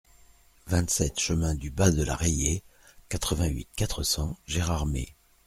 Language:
French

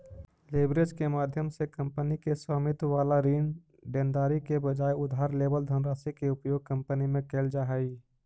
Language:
Magahi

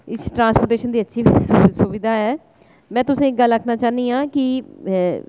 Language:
Dogri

